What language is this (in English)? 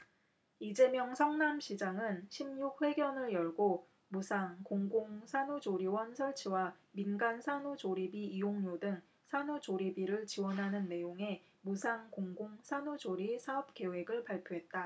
Korean